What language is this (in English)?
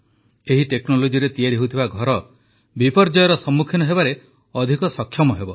Odia